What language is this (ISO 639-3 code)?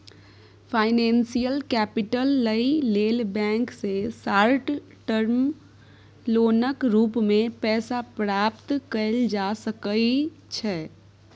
mai